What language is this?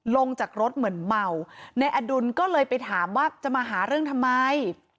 Thai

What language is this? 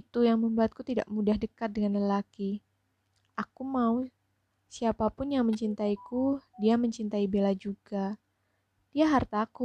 Indonesian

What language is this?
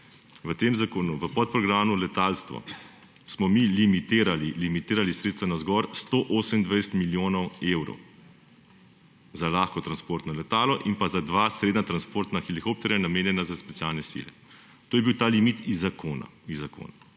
Slovenian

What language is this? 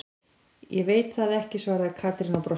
Icelandic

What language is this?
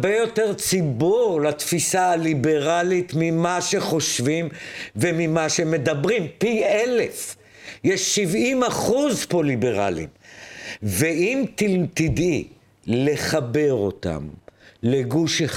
Hebrew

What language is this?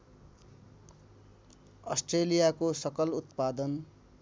Nepali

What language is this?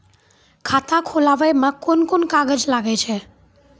Maithili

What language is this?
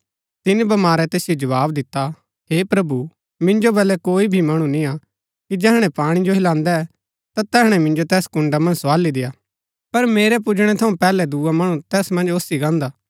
Gaddi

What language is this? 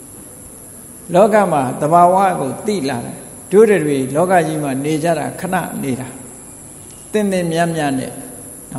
Thai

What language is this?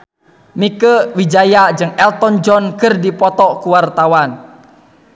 Sundanese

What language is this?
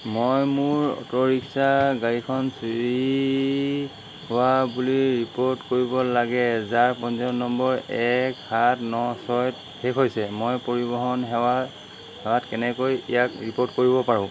Assamese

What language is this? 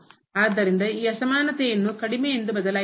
Kannada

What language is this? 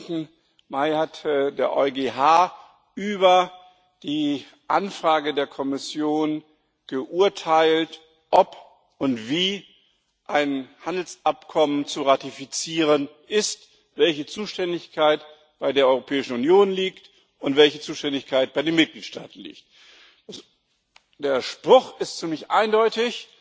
German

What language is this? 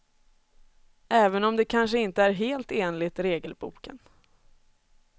Swedish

